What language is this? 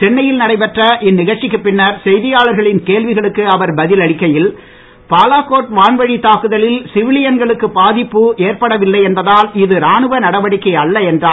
Tamil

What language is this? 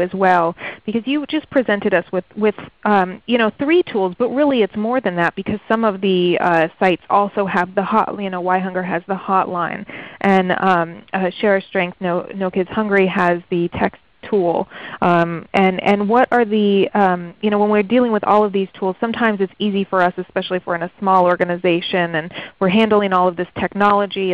English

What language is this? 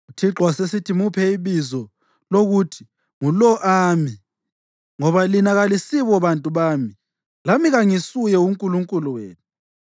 North Ndebele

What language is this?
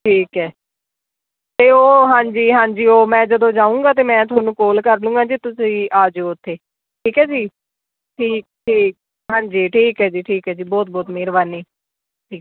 Punjabi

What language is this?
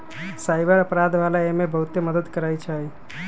Magahi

